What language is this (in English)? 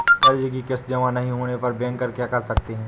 Hindi